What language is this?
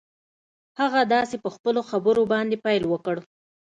Pashto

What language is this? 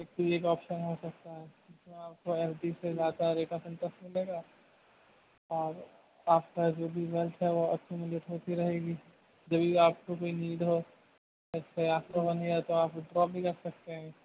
Urdu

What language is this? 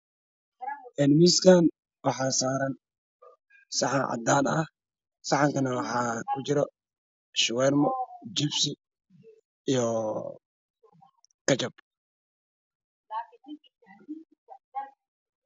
Somali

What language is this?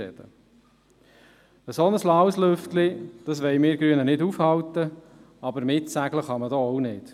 Swiss German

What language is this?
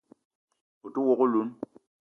Eton (Cameroon)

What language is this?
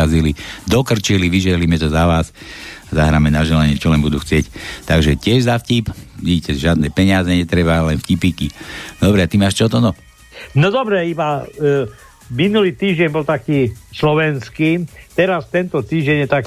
Slovak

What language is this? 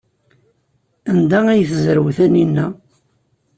Kabyle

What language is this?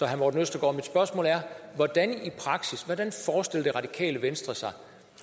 Danish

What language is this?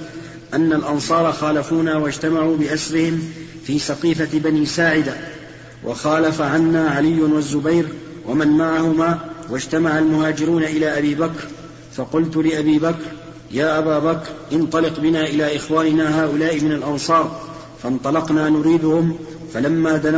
Arabic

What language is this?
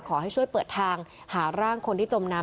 Thai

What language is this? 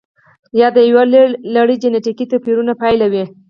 Pashto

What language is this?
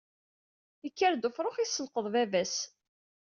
Kabyle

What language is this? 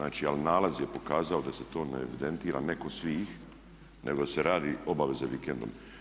Croatian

